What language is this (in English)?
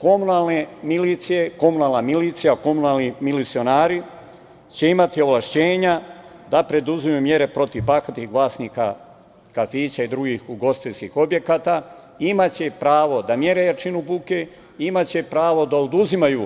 Serbian